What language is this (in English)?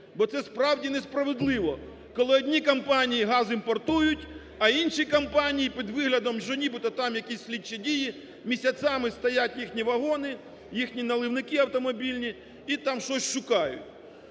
Ukrainian